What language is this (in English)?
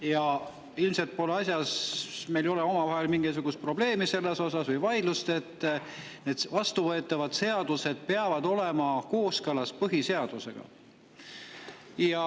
Estonian